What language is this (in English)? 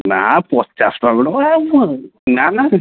Odia